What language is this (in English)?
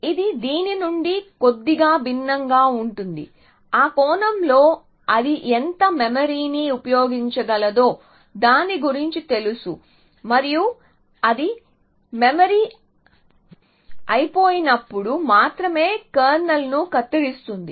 Telugu